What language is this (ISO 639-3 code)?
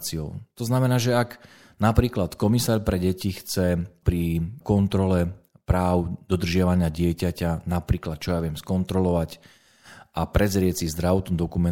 slk